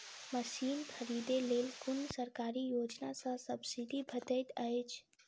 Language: Maithili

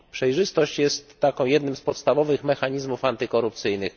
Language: Polish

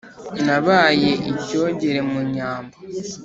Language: Kinyarwanda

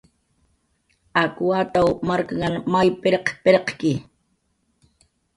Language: Jaqaru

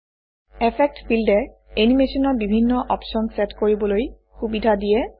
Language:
Assamese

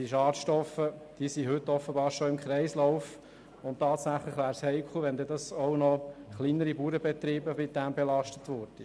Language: Swiss German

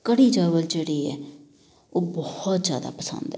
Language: Punjabi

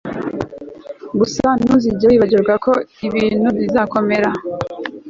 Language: Kinyarwanda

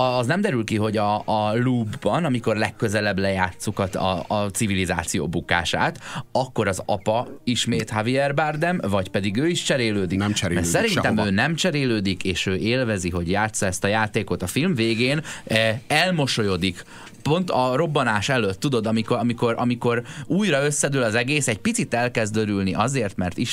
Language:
Hungarian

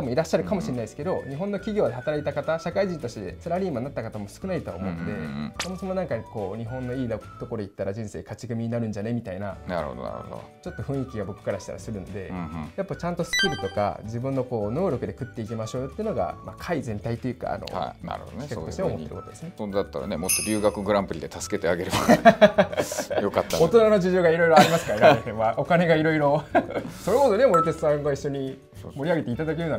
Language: Japanese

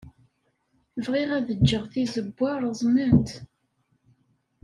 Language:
Kabyle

